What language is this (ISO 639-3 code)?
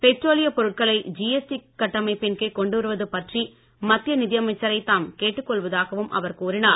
tam